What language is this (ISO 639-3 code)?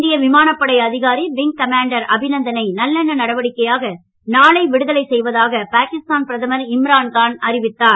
tam